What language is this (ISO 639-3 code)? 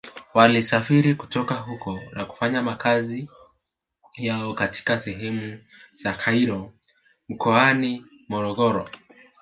swa